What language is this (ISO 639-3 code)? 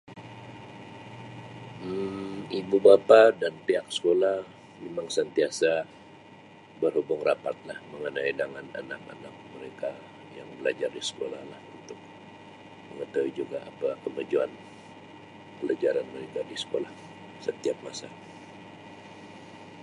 msi